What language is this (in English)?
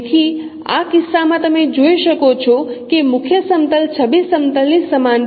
Gujarati